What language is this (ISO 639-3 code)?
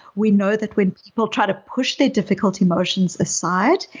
eng